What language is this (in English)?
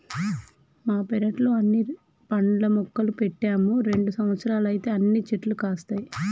Telugu